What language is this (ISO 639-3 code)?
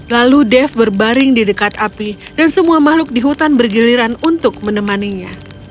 ind